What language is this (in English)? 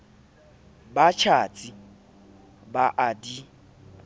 Southern Sotho